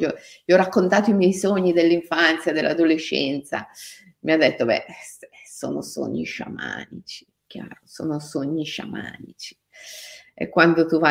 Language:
Italian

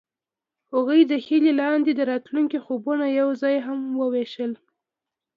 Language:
Pashto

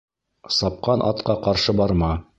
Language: Bashkir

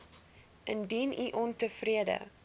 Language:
Afrikaans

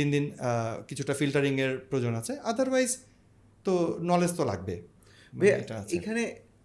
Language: Bangla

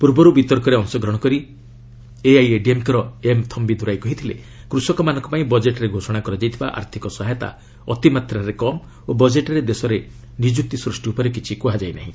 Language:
Odia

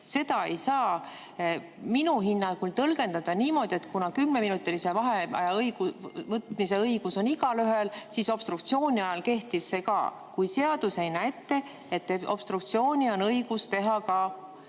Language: Estonian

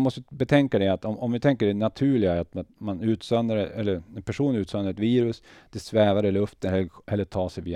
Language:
Swedish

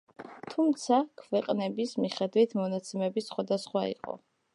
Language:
Georgian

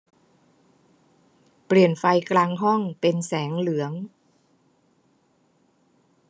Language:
Thai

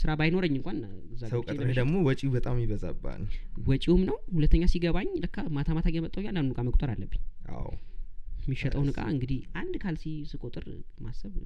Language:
Amharic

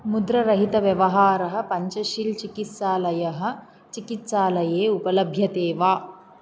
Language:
Sanskrit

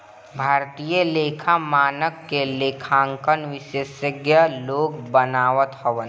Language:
Bhojpuri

